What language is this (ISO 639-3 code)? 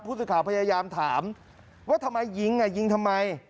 tha